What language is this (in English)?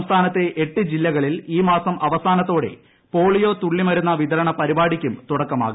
Malayalam